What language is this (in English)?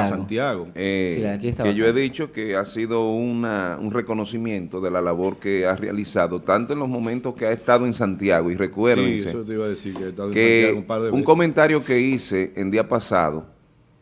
Spanish